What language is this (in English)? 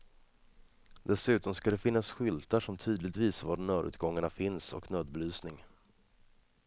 Swedish